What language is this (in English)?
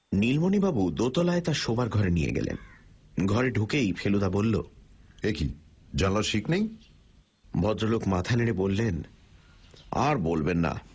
Bangla